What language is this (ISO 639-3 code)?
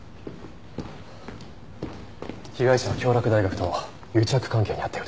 jpn